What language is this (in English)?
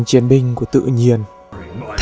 Vietnamese